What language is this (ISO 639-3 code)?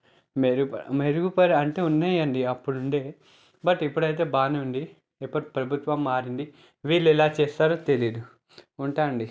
tel